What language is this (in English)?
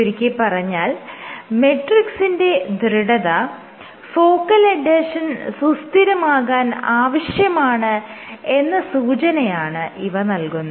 Malayalam